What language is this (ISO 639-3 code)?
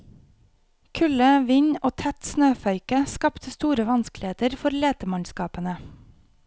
nor